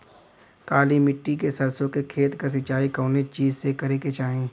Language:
Bhojpuri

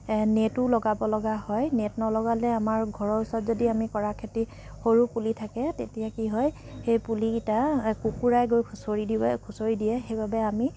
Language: Assamese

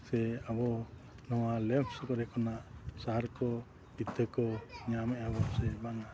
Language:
Santali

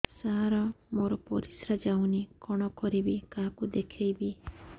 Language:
Odia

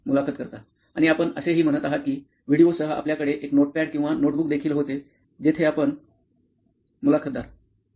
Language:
Marathi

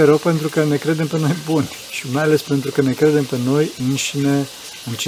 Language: Romanian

